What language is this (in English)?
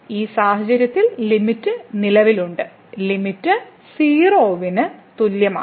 Malayalam